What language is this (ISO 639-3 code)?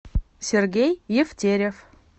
rus